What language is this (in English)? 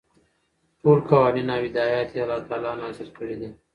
Pashto